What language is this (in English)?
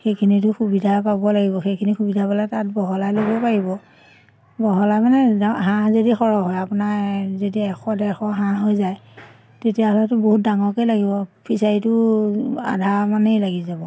Assamese